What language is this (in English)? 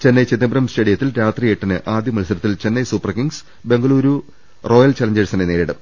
Malayalam